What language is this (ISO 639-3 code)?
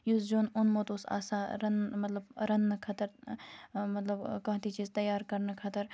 kas